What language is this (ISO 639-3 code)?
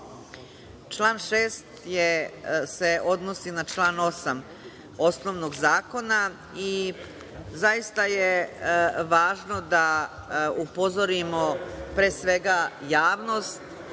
srp